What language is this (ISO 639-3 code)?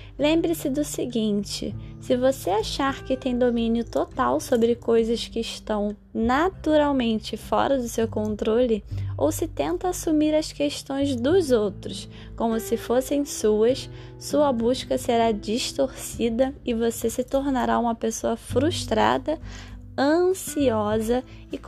por